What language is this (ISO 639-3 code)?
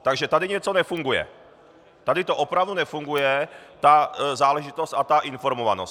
ces